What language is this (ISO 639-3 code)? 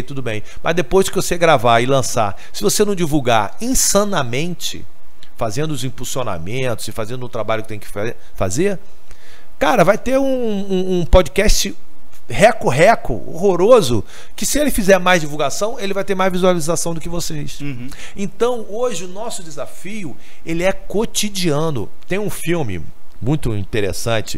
por